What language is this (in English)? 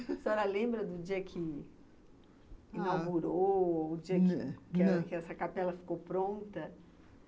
Portuguese